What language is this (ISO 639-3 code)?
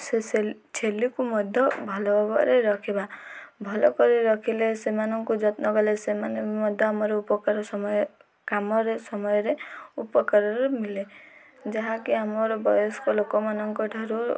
ori